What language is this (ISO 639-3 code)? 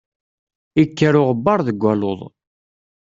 kab